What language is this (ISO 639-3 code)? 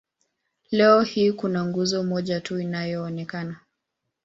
swa